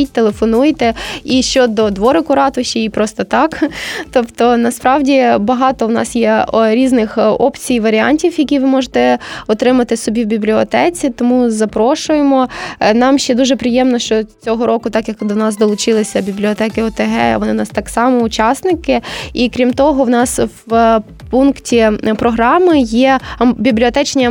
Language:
Ukrainian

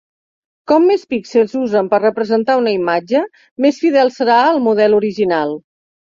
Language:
Catalan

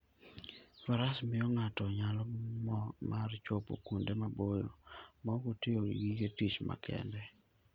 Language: Luo (Kenya and Tanzania)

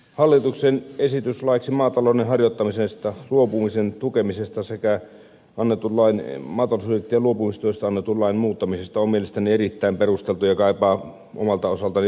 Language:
Finnish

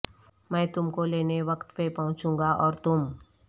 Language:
Urdu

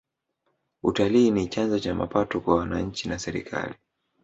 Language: Swahili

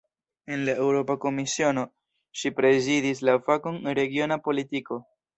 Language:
Esperanto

